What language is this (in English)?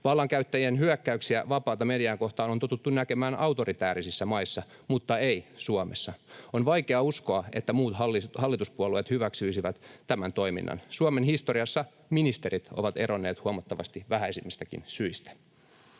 Finnish